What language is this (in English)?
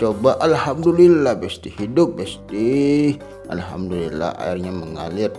Indonesian